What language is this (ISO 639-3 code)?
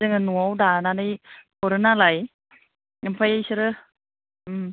brx